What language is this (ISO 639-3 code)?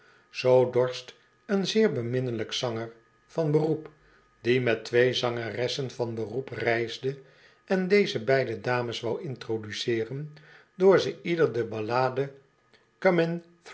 nld